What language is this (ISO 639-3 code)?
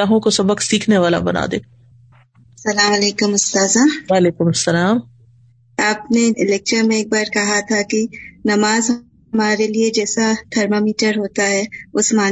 urd